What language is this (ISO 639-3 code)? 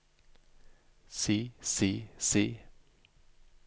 nor